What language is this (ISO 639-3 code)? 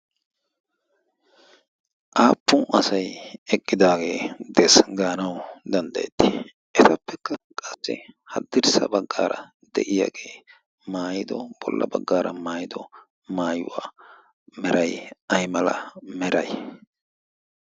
wal